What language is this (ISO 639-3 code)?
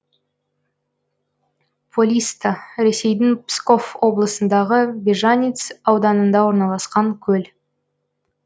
kaz